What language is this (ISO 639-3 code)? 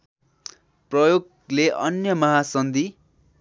nep